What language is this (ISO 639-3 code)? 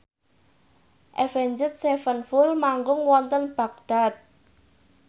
jav